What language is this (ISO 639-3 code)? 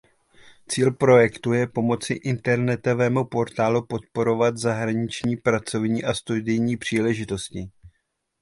ces